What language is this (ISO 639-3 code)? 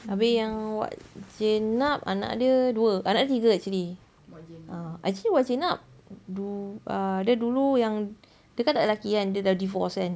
eng